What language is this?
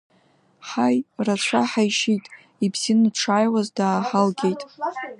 Abkhazian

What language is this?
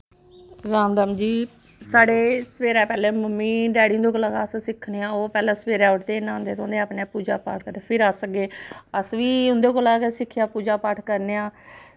Dogri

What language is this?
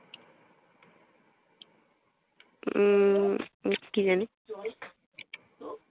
Bangla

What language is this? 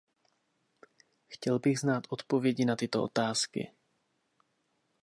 Czech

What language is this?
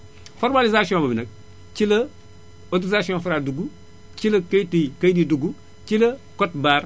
Wolof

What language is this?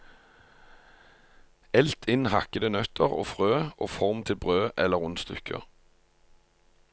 Norwegian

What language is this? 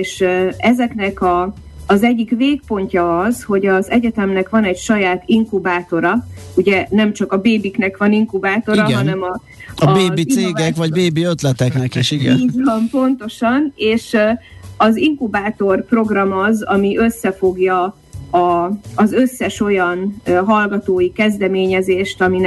Hungarian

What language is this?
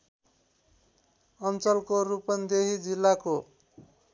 Nepali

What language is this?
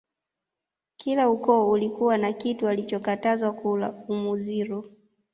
Swahili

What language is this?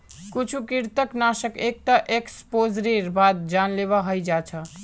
Magahi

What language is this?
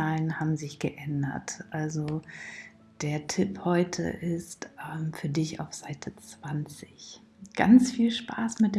German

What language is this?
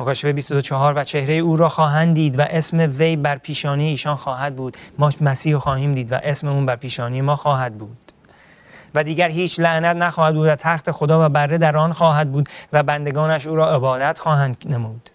Persian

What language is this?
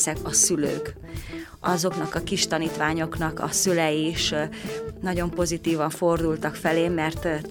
Hungarian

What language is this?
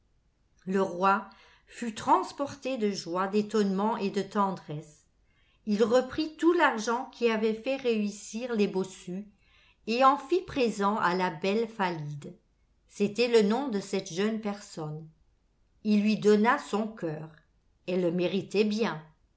French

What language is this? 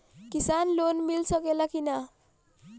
Bhojpuri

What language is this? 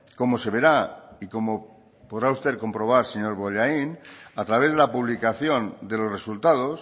Spanish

